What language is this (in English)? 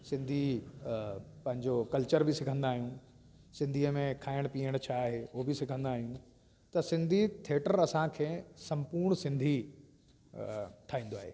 Sindhi